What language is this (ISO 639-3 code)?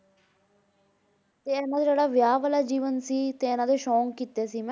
pan